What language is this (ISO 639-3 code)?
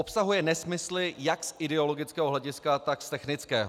ces